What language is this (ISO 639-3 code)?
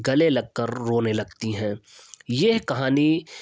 urd